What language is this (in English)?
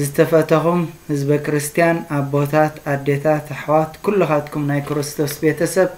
Arabic